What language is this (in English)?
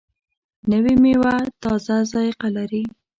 Pashto